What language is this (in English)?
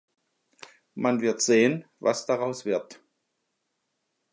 German